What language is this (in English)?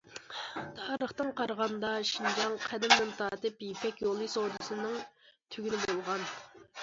Uyghur